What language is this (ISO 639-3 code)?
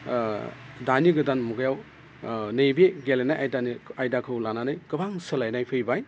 brx